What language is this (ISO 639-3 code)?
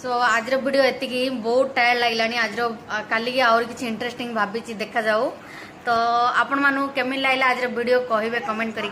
hin